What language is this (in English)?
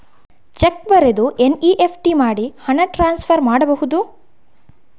Kannada